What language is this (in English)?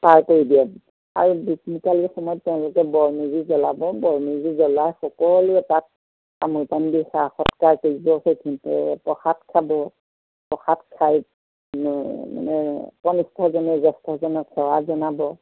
Assamese